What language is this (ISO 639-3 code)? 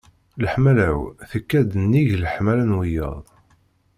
kab